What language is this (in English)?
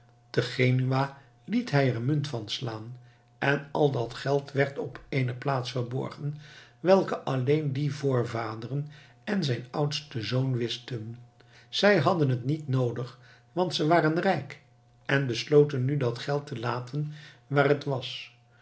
Dutch